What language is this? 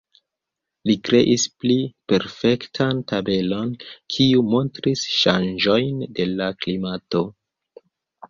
Esperanto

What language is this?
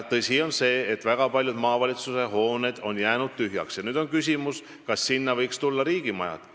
Estonian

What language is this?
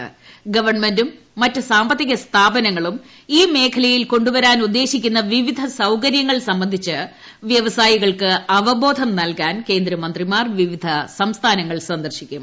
Malayalam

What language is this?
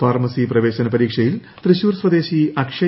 Malayalam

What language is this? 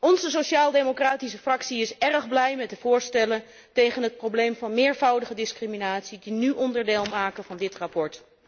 Dutch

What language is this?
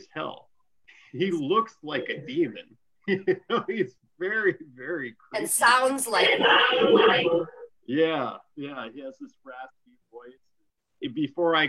English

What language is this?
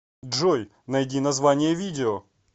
Russian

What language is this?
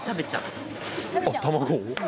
Japanese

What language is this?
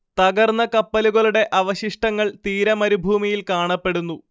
Malayalam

